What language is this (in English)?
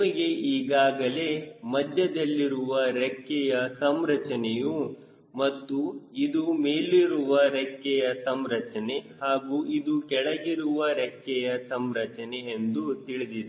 Kannada